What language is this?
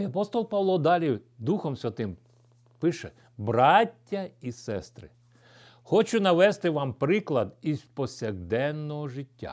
Ukrainian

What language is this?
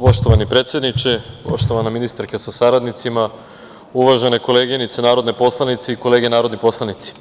Serbian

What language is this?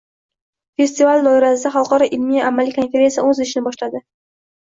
Uzbek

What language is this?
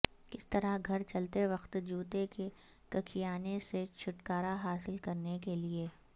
Urdu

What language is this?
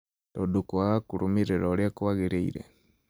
Kikuyu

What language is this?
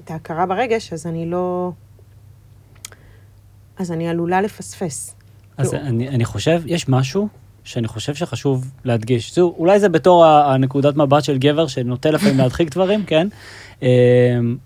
Hebrew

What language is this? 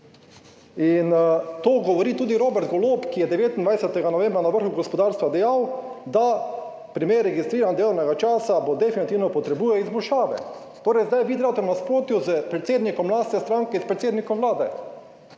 Slovenian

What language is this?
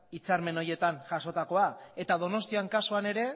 Basque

